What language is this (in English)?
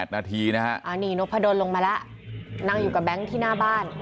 Thai